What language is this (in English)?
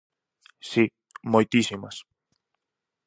Galician